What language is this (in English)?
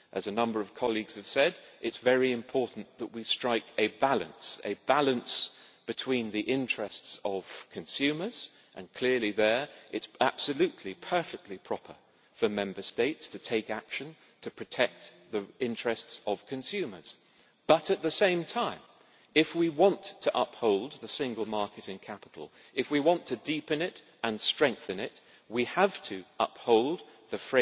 English